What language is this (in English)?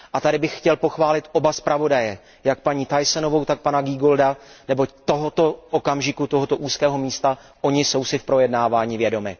Czech